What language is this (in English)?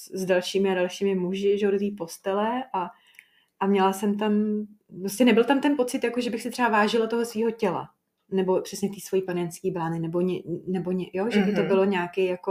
Czech